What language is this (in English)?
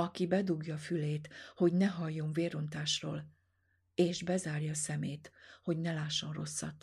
Hungarian